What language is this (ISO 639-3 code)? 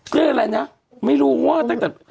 tha